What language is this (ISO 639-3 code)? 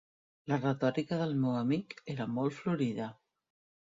cat